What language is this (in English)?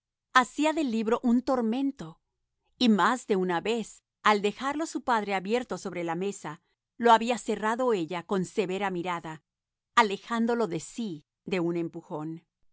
Spanish